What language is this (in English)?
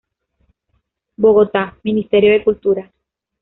Spanish